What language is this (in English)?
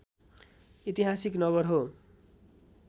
Nepali